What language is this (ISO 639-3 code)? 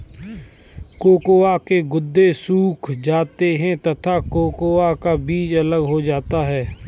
hin